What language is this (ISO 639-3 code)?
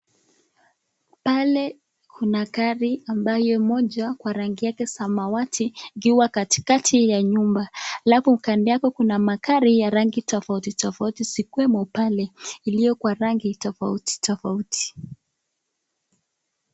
swa